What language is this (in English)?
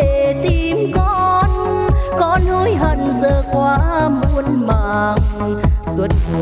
Vietnamese